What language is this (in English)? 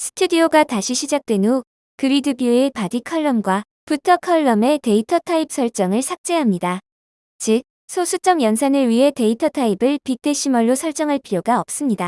Korean